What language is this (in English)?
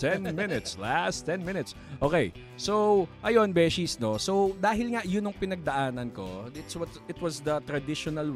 Filipino